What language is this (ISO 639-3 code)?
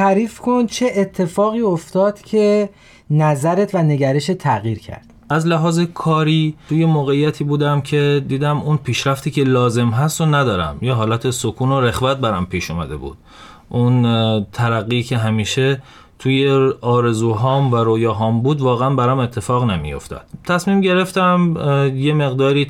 fas